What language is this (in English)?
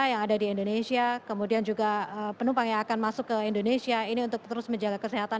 Indonesian